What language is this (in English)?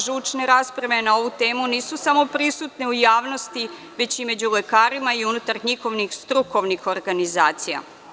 Serbian